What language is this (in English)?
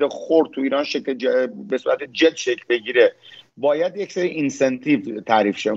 Persian